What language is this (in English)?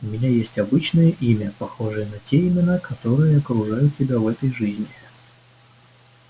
Russian